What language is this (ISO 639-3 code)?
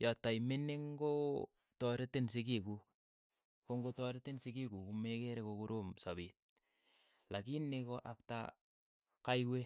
eyo